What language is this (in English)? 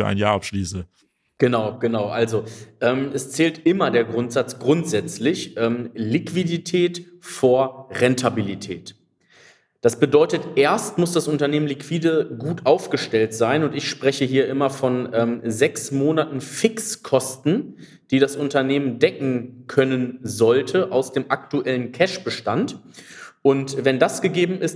German